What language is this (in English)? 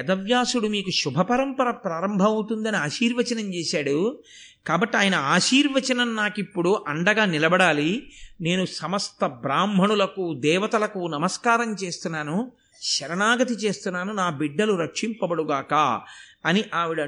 Telugu